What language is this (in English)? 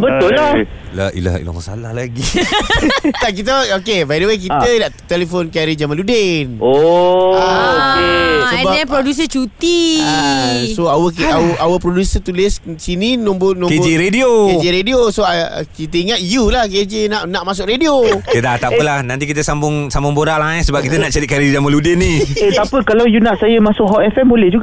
Malay